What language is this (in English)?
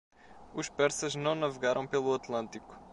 Portuguese